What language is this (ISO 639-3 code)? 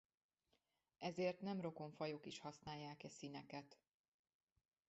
hun